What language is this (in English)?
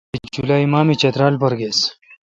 Kalkoti